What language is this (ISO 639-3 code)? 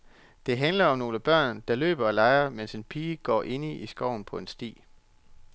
dan